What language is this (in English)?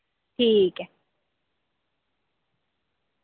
Dogri